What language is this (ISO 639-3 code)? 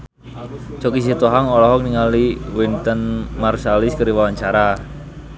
sun